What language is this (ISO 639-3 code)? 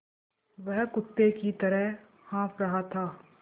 hin